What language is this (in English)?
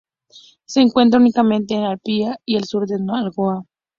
Spanish